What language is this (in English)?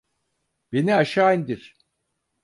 Turkish